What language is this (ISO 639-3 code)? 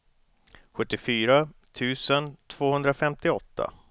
swe